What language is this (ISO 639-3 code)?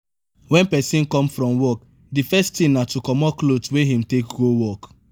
pcm